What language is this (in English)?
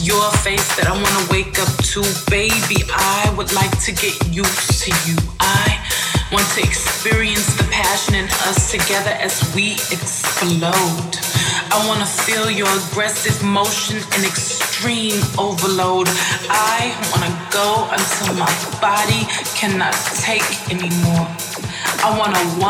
English